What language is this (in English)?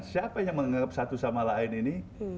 Indonesian